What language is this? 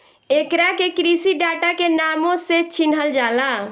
Bhojpuri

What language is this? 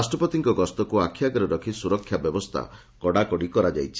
Odia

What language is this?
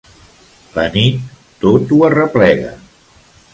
Catalan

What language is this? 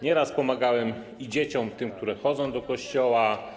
Polish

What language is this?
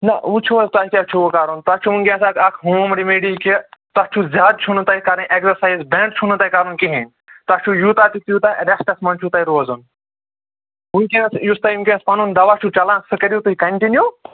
Kashmiri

